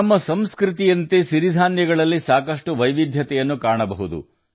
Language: Kannada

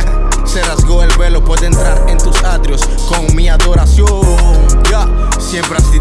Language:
Indonesian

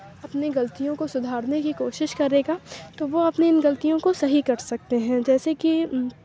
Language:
Urdu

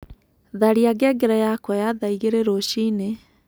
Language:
Kikuyu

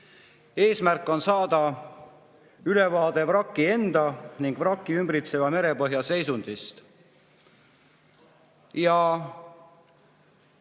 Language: Estonian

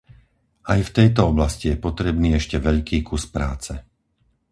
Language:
Slovak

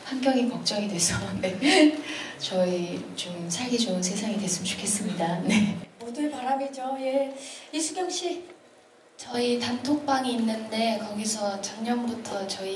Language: Korean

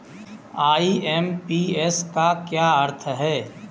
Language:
Hindi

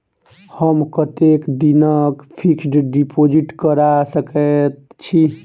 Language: Maithili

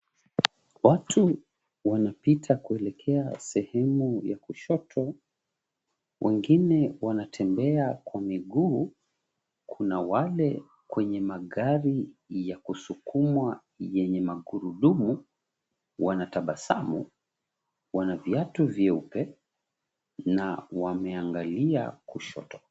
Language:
Swahili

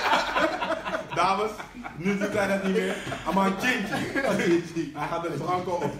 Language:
Dutch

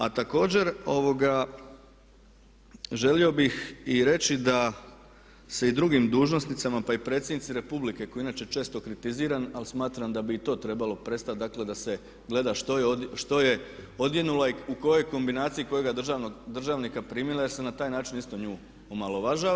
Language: Croatian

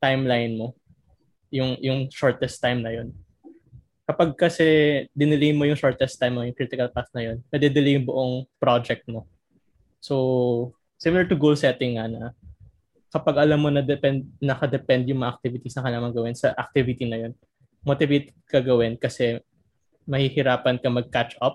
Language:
Filipino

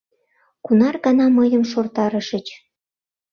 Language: Mari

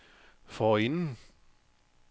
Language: Danish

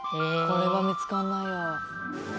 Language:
Japanese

